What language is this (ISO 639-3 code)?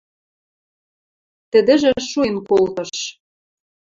mrj